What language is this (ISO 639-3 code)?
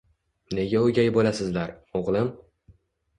uzb